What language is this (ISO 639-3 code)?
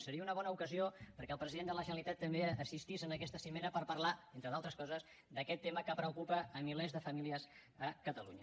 cat